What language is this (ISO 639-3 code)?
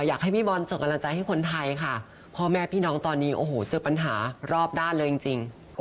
tha